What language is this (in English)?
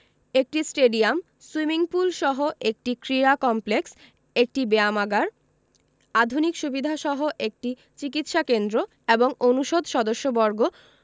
Bangla